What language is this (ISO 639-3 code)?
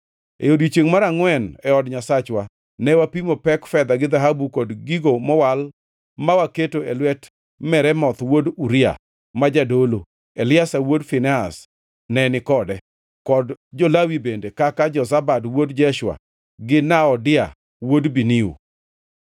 luo